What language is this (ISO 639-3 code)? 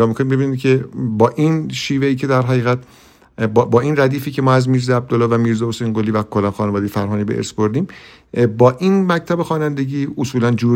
fas